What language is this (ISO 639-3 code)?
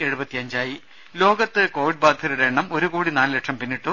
mal